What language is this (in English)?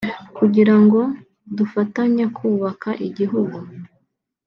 Kinyarwanda